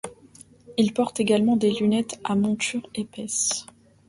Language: French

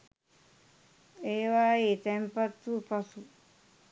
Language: Sinhala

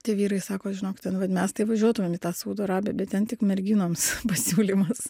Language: Lithuanian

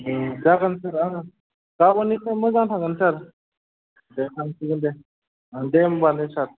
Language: Bodo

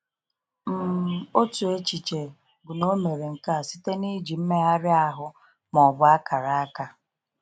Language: Igbo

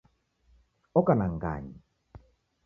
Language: Taita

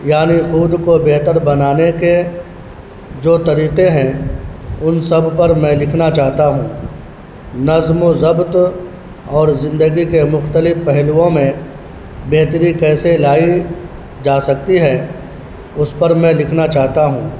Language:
Urdu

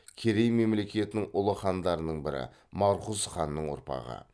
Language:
Kazakh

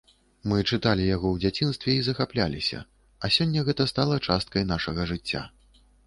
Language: Belarusian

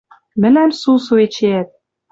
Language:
Western Mari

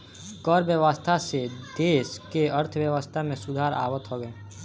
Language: Bhojpuri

